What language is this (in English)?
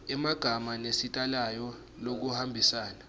Swati